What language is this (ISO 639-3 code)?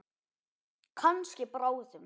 isl